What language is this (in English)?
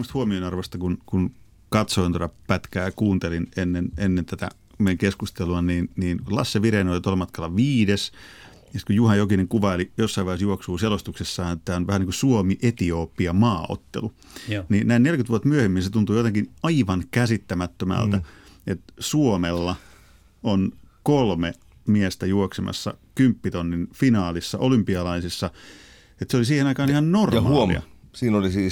Finnish